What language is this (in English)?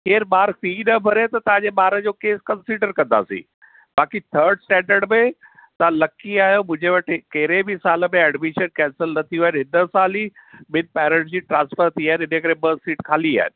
Sindhi